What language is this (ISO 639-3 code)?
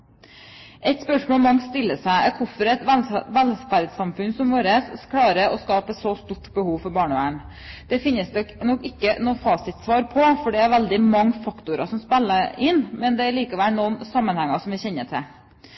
nob